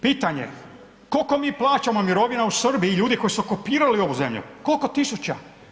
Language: Croatian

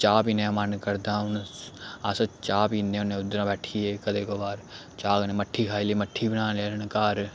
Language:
Dogri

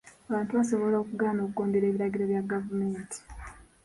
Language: Ganda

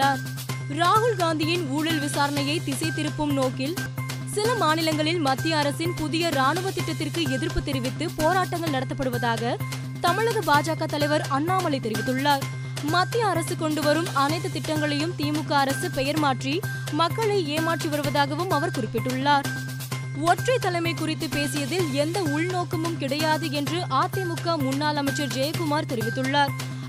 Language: Tamil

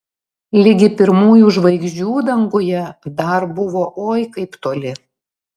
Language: Lithuanian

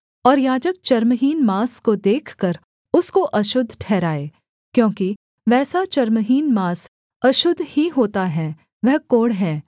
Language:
Hindi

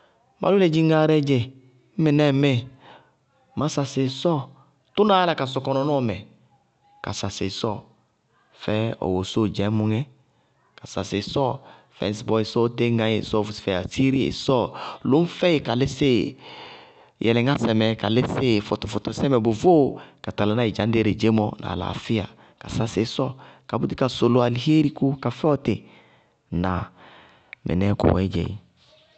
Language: Bago-Kusuntu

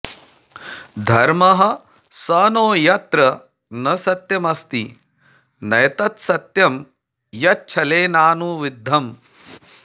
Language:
Sanskrit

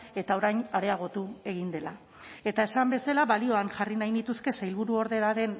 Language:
Basque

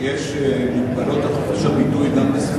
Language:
Hebrew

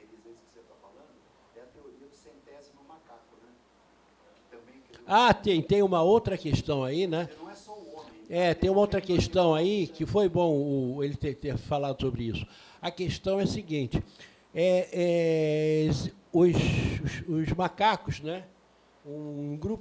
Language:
Portuguese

